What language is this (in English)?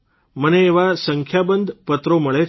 Gujarati